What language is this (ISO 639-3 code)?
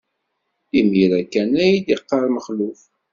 kab